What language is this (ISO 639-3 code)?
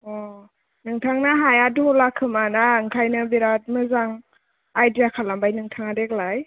brx